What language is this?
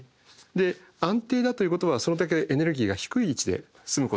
Japanese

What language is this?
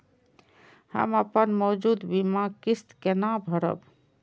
Maithili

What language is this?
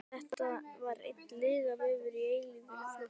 Icelandic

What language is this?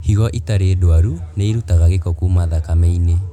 Kikuyu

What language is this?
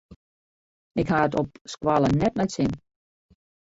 Western Frisian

